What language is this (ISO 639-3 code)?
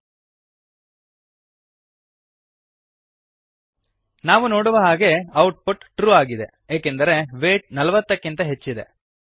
kan